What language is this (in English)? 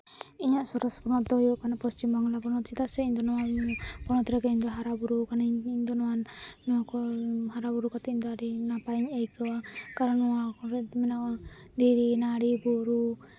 Santali